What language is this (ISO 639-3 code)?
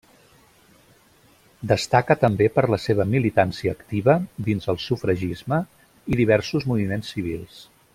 cat